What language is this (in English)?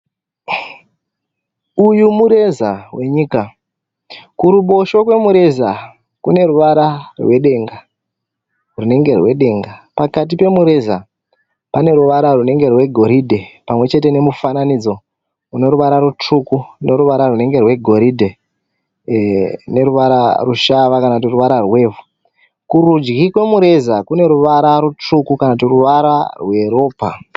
Shona